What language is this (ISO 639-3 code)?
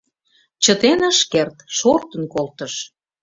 chm